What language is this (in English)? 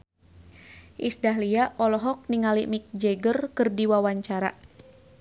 Sundanese